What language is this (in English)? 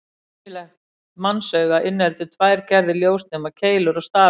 Icelandic